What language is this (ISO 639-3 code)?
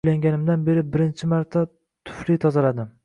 uzb